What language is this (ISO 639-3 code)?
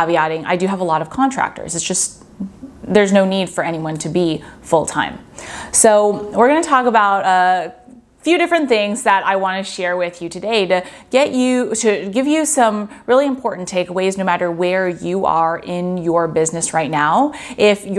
eng